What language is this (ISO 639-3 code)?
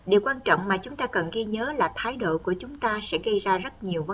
vie